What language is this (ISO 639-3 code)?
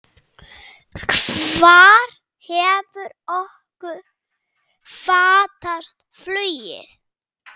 isl